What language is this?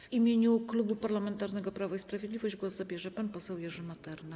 Polish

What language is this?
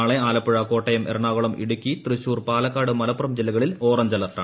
Malayalam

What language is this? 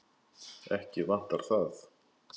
Icelandic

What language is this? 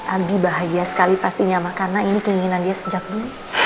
Indonesian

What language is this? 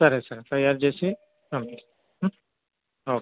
Telugu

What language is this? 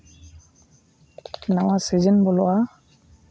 Santali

